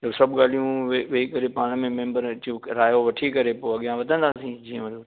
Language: Sindhi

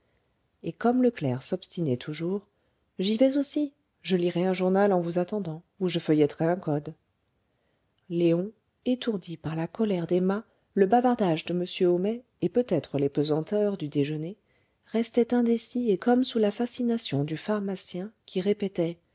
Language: French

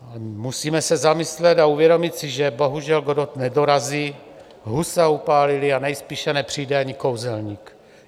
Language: Czech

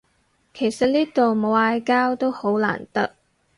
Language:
Cantonese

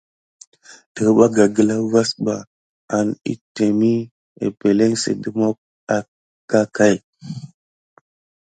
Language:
Gidar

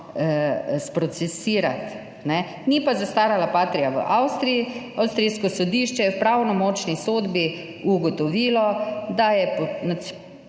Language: Slovenian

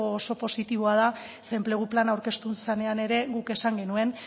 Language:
Basque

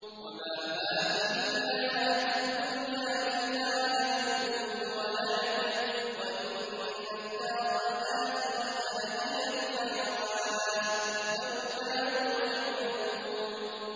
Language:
Arabic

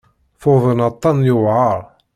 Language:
Kabyle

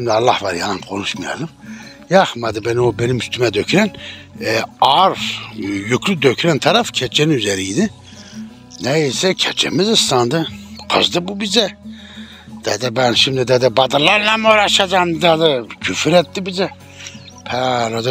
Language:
Turkish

